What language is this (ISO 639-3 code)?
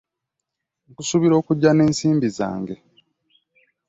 lug